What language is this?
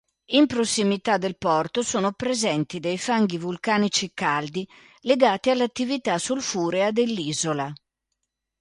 Italian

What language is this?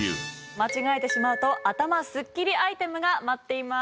Japanese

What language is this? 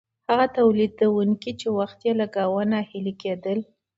Pashto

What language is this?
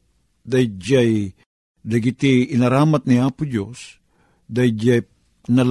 Filipino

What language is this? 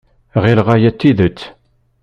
Kabyle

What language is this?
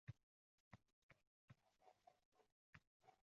Uzbek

